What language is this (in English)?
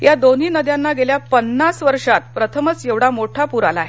Marathi